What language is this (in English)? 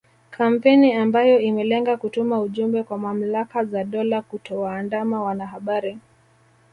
Swahili